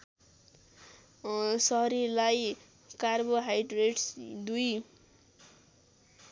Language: Nepali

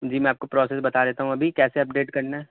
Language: Urdu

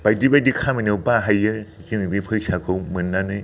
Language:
Bodo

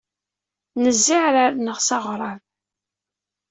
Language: Kabyle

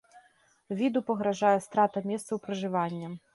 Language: Belarusian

